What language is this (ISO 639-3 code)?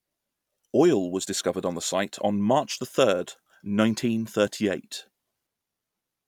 eng